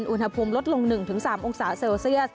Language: Thai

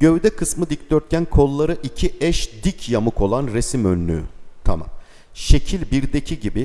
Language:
Turkish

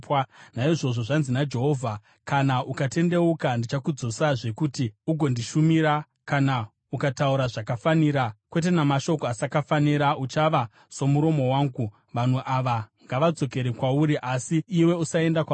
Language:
Shona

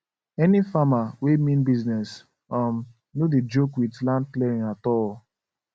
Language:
Nigerian Pidgin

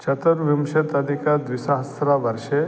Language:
Sanskrit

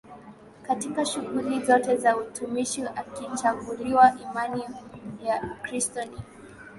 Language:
Swahili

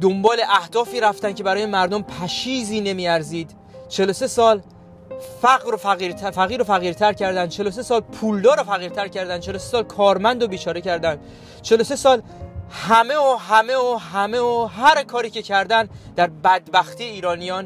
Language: Persian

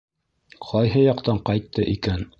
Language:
Bashkir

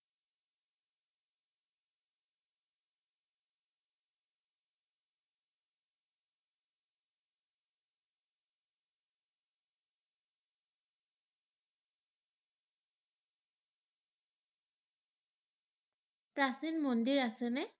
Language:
Assamese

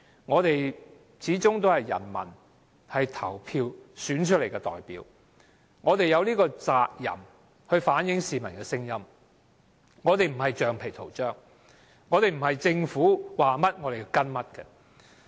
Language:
Cantonese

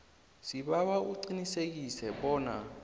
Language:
South Ndebele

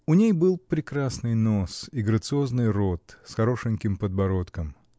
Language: Russian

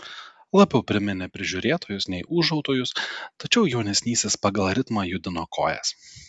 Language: Lithuanian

